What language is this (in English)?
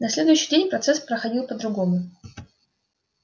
Russian